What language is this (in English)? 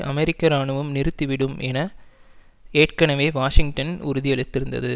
Tamil